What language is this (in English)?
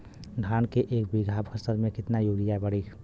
Bhojpuri